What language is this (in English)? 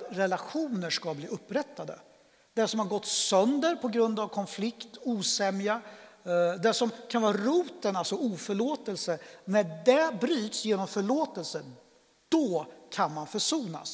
Swedish